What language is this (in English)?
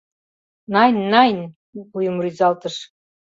Mari